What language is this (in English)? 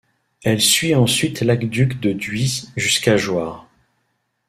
French